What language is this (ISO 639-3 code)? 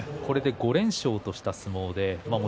jpn